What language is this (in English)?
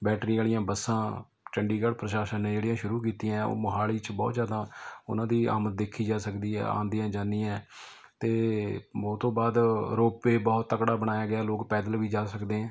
Punjabi